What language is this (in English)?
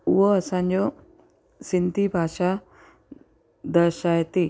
Sindhi